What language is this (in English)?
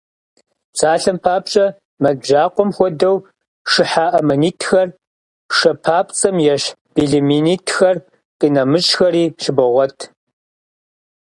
Kabardian